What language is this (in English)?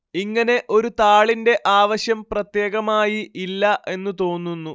Malayalam